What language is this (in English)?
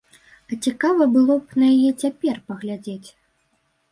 Belarusian